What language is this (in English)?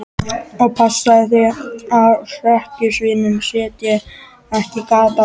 Icelandic